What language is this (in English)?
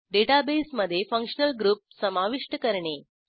Marathi